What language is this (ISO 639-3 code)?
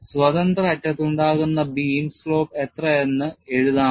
mal